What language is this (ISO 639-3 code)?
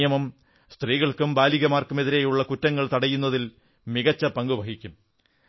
mal